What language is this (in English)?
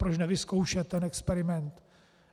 Czech